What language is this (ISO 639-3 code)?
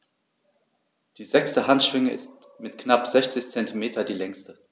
deu